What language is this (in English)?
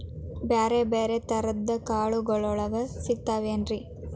Kannada